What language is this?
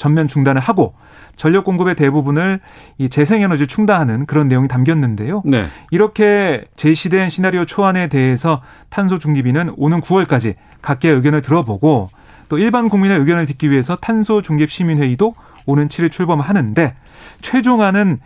Korean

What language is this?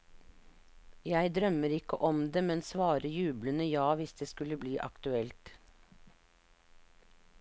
Norwegian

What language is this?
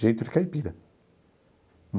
Portuguese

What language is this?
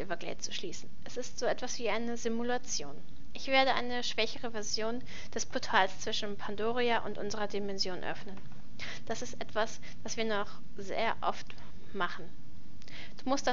German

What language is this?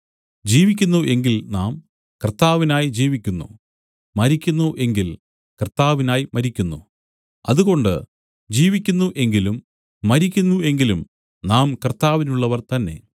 Malayalam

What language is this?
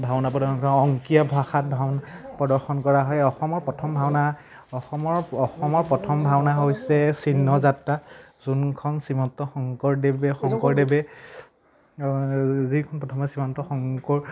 Assamese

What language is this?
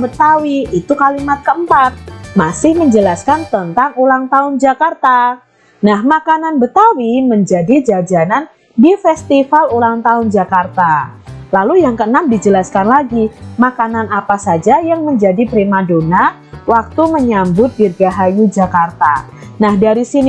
Indonesian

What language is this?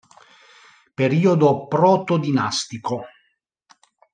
Italian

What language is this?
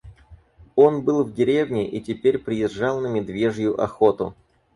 Russian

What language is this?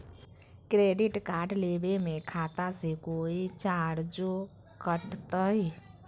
Magahi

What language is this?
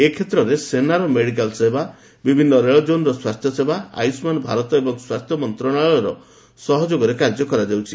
Odia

